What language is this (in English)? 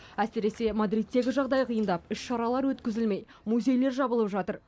Kazakh